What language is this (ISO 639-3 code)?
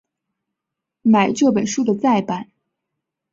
zho